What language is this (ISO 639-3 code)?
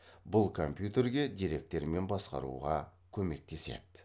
kaz